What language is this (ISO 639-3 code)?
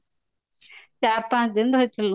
ori